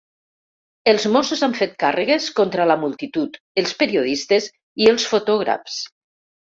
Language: Catalan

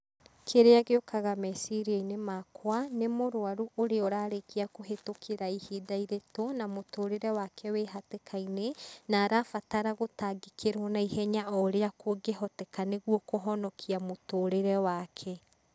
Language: Kikuyu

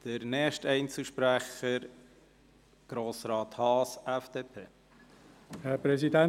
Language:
Swiss German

